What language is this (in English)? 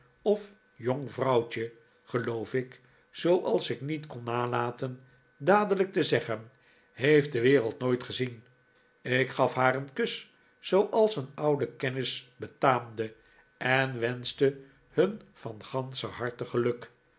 Dutch